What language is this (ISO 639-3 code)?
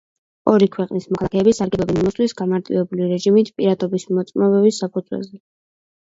kat